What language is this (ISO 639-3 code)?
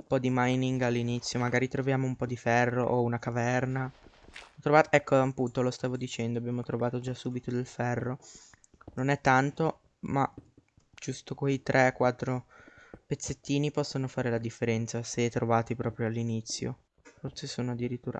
ita